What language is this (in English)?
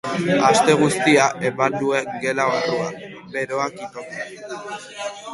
Basque